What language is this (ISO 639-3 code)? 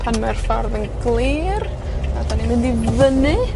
cym